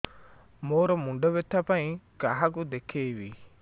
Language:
Odia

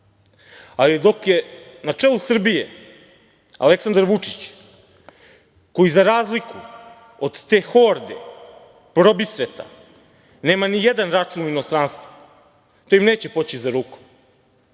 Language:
Serbian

